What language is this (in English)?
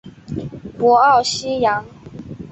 Chinese